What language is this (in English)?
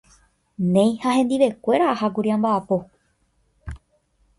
Guarani